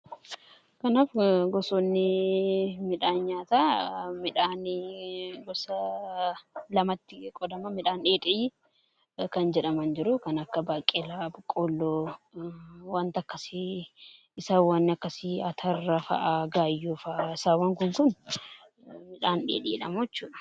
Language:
Oromo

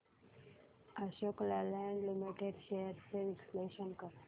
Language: Marathi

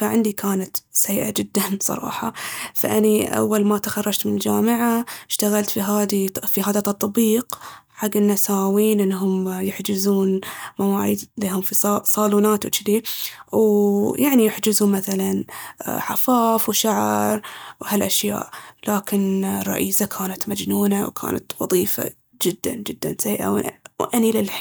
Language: Baharna Arabic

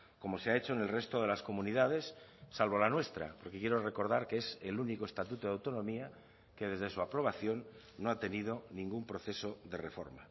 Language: Spanish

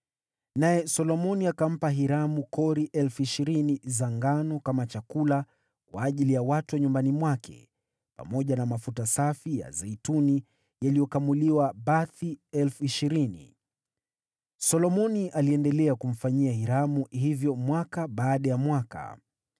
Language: Swahili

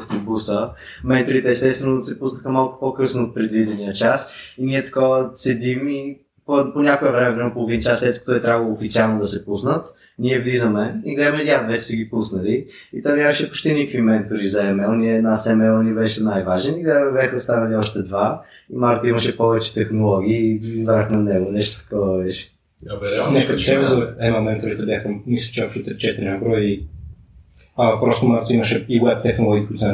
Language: Bulgarian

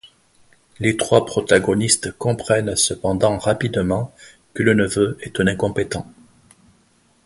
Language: French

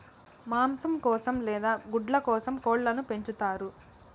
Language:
Telugu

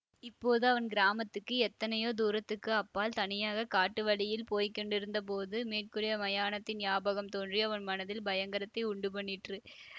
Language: Tamil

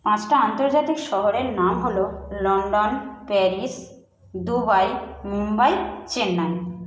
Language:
Bangla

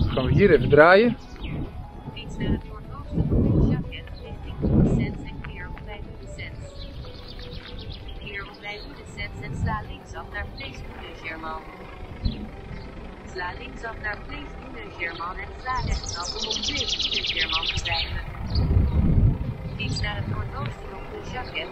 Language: Dutch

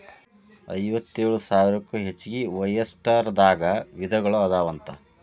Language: Kannada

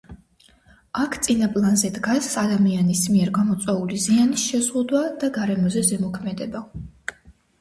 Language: Georgian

